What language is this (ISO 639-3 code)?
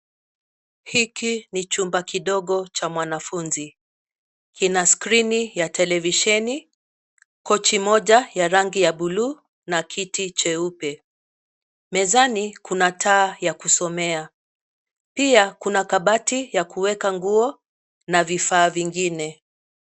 swa